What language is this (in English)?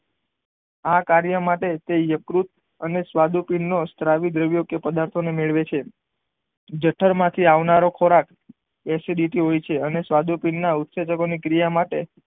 Gujarati